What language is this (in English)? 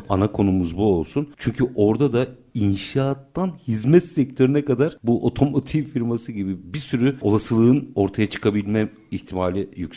Turkish